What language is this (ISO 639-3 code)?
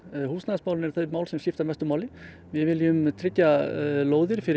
isl